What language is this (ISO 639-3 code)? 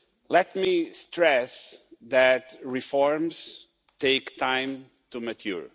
eng